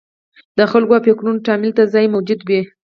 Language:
Pashto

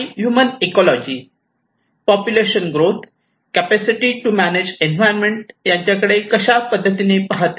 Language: Marathi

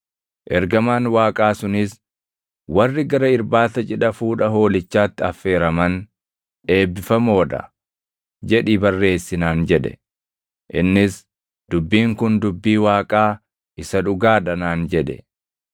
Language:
Oromo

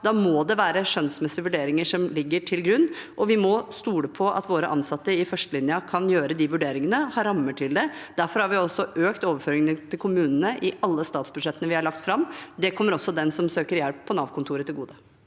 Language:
Norwegian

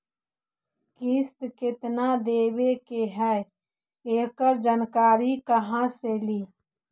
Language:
Magahi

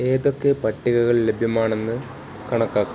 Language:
Malayalam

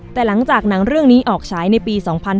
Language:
Thai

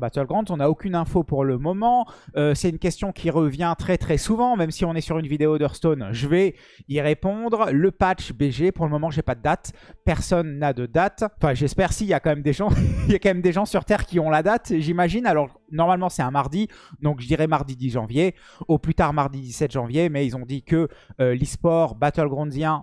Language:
French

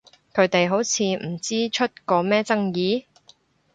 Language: Cantonese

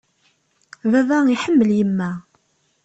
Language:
Kabyle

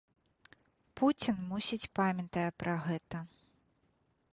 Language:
Belarusian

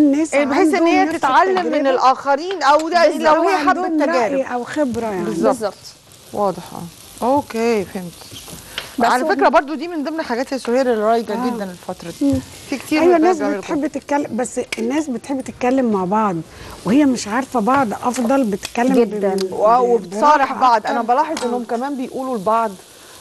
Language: Arabic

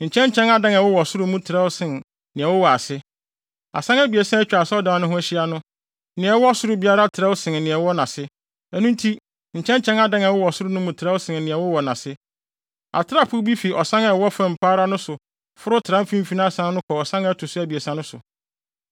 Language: Akan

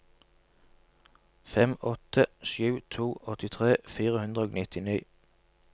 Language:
Norwegian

